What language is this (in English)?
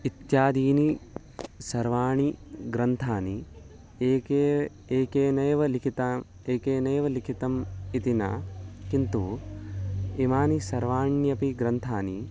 Sanskrit